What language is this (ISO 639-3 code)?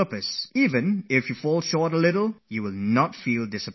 eng